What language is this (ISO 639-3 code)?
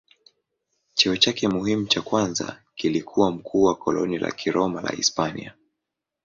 swa